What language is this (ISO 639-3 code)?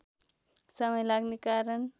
nep